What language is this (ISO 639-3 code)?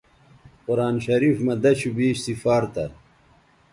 btv